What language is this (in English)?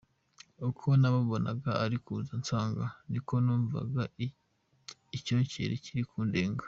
Kinyarwanda